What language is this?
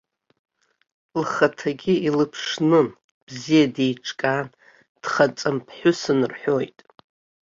Abkhazian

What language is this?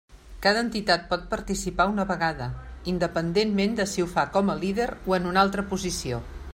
Catalan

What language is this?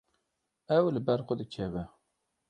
Kurdish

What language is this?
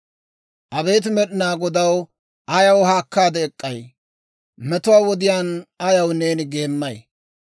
Dawro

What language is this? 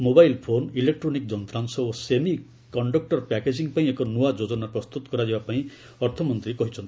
Odia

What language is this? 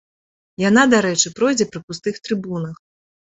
Belarusian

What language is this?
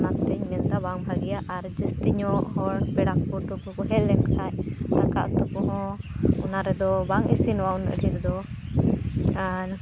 Santali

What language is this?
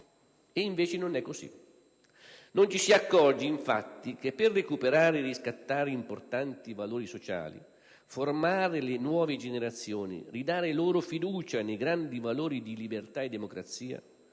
Italian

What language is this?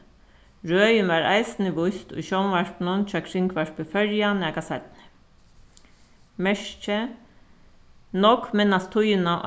Faroese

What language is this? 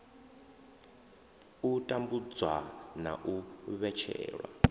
Venda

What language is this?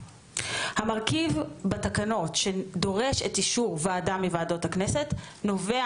Hebrew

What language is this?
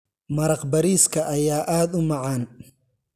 Somali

